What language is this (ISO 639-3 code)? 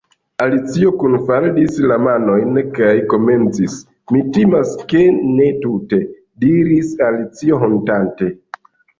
epo